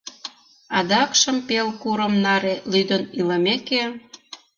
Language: Mari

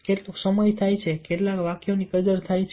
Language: Gujarati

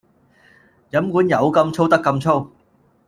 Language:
Cantonese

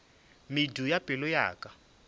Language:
Northern Sotho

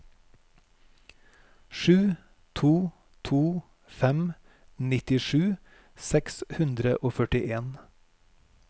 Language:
Norwegian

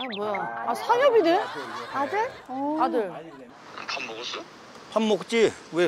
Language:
Korean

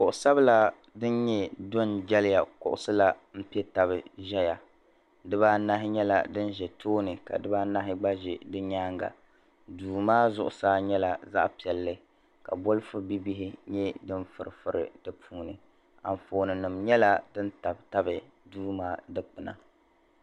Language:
Dagbani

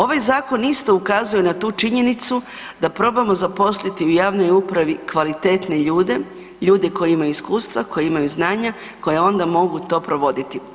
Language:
Croatian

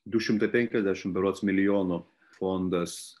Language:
Lithuanian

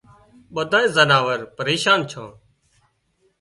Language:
Wadiyara Koli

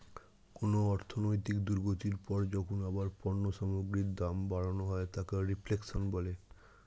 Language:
Bangla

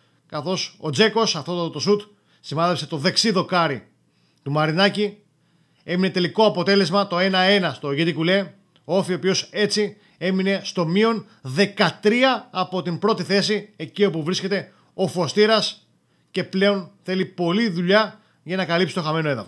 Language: Greek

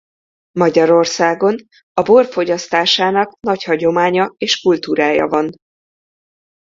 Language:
Hungarian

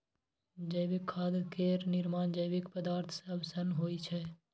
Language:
Maithili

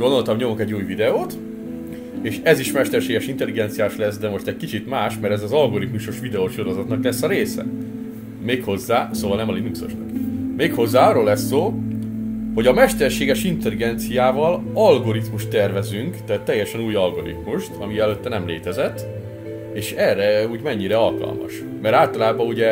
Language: Hungarian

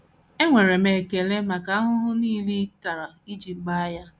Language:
Igbo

